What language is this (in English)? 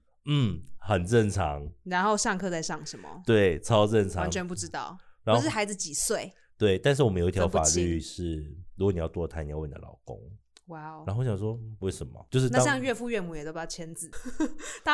Chinese